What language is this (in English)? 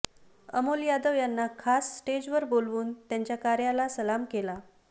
Marathi